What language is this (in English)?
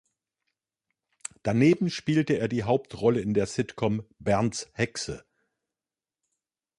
German